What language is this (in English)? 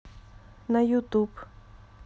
Russian